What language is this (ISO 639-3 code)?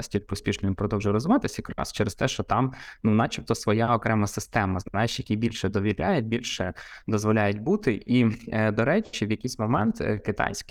ukr